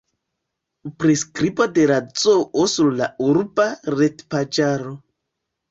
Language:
Esperanto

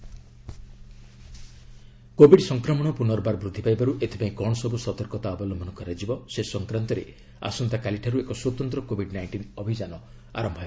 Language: Odia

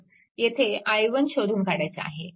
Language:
Marathi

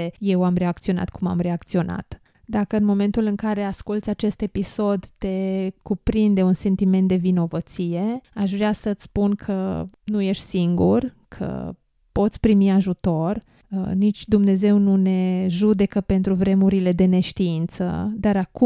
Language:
Romanian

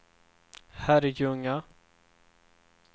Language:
Swedish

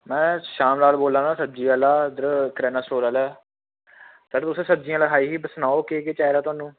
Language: Dogri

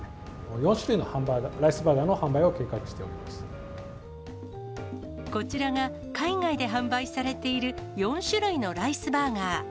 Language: Japanese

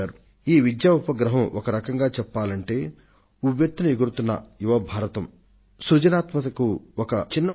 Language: Telugu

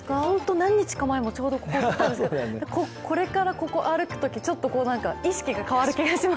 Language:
Japanese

